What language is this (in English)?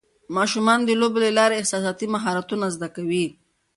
Pashto